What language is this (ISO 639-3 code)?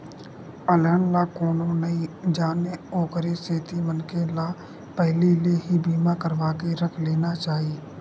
hne